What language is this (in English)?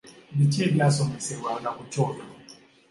Ganda